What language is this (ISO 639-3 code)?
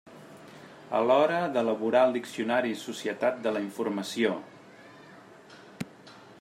cat